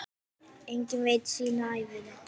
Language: Icelandic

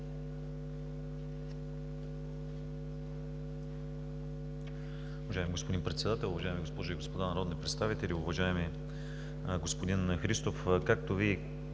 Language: Bulgarian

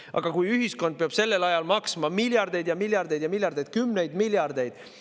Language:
Estonian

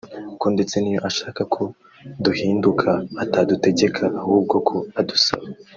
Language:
Kinyarwanda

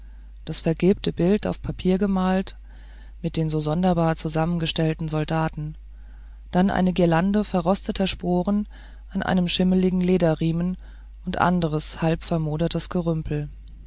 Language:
German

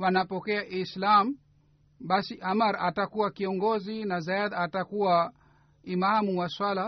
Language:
Swahili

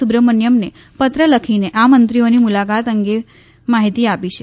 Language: Gujarati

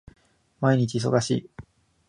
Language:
Japanese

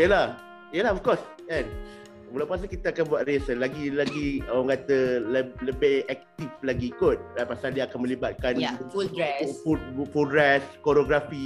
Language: Malay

